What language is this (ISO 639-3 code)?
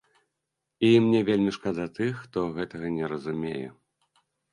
bel